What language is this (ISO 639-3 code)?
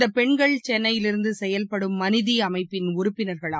tam